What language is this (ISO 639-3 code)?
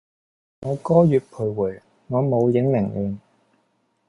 yue